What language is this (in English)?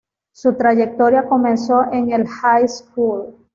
Spanish